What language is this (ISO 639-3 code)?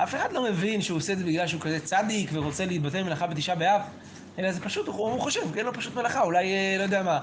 heb